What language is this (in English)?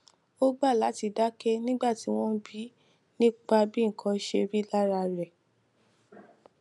Yoruba